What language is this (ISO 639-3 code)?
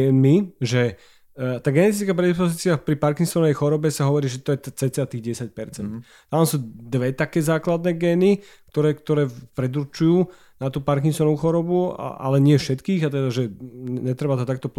slk